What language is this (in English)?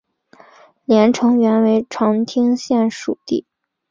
Chinese